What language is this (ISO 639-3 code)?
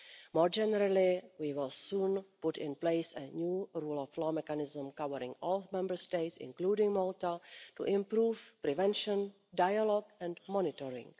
eng